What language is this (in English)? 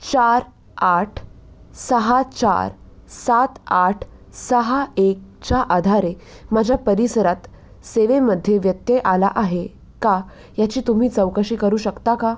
Marathi